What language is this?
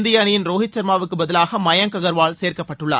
Tamil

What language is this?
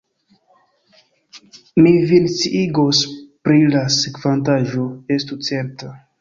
Esperanto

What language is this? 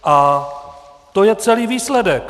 Czech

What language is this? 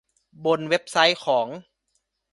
Thai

